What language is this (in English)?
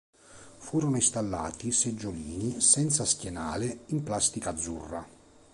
Italian